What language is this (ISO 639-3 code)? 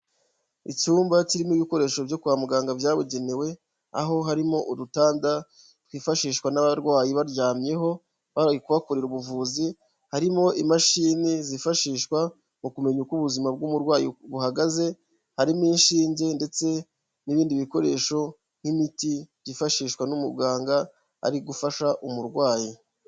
kin